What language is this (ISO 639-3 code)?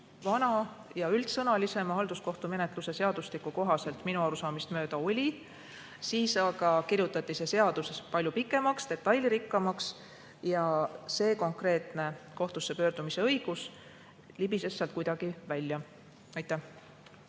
est